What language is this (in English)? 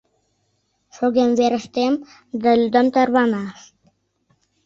Mari